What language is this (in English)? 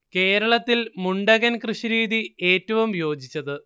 Malayalam